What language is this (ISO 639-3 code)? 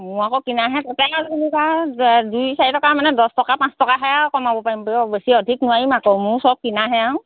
asm